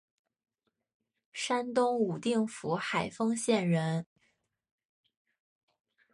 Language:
Chinese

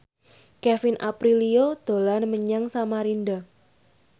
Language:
Javanese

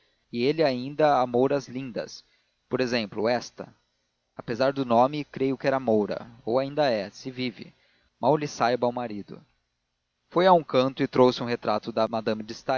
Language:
Portuguese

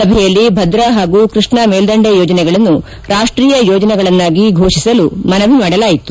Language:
Kannada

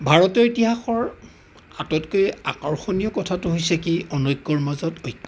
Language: Assamese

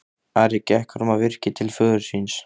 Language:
Icelandic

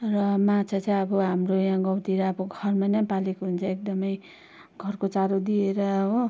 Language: Nepali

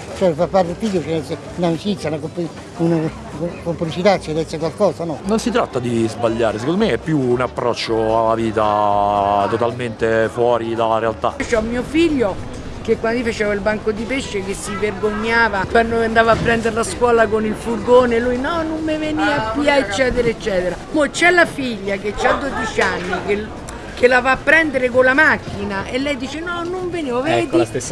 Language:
Italian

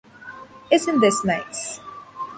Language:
English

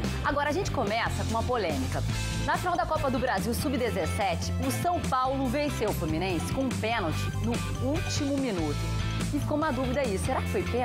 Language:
Portuguese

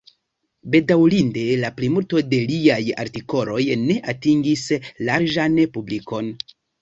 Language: Esperanto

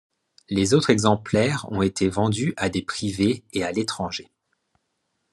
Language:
French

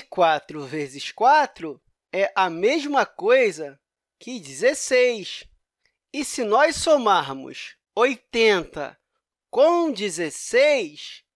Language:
Portuguese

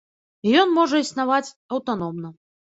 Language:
Belarusian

